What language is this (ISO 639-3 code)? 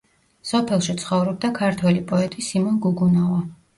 kat